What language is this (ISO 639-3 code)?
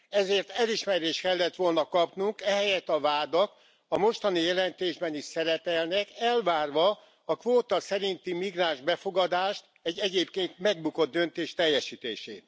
hun